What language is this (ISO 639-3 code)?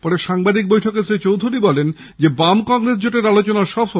ben